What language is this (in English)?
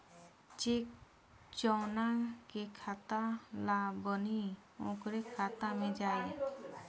Bhojpuri